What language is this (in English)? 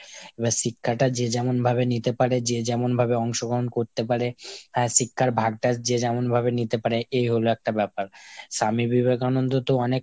Bangla